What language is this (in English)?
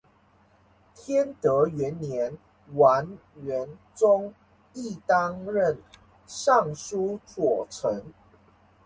Chinese